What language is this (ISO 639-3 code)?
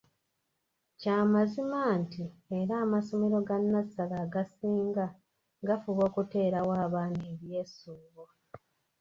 lug